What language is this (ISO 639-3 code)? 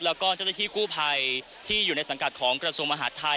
tha